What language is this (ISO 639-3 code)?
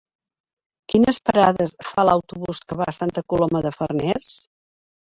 cat